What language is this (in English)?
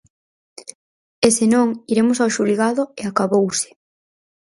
Galician